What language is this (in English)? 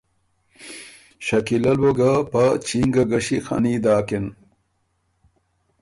Ormuri